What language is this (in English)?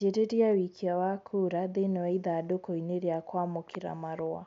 Kikuyu